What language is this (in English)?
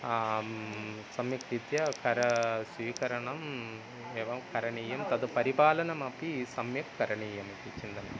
Sanskrit